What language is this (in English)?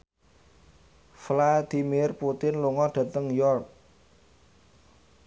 Javanese